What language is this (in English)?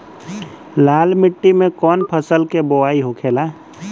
Bhojpuri